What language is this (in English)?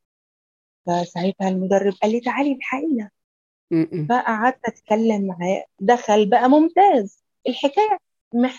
Arabic